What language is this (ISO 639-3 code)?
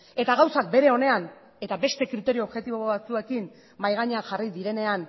eus